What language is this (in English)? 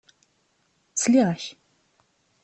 Kabyle